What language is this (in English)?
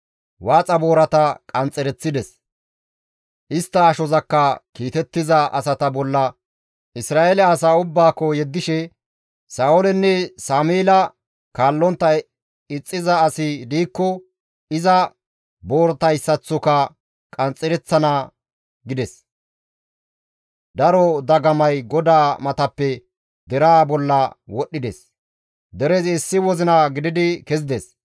Gamo